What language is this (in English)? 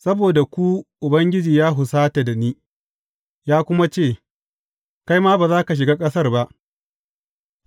Hausa